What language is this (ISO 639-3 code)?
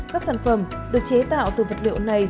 vie